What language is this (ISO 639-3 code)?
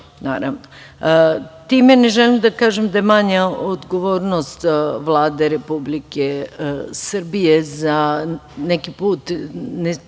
srp